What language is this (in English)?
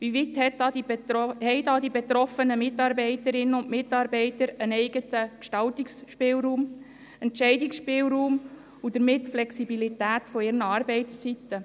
Swiss German